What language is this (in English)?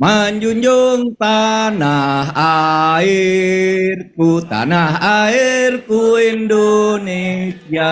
Indonesian